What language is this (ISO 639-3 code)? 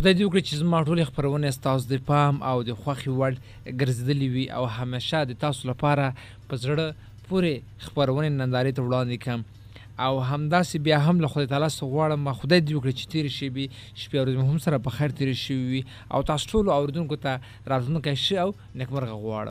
urd